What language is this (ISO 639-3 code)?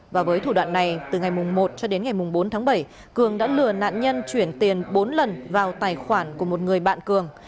vie